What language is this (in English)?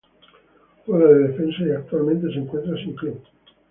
Spanish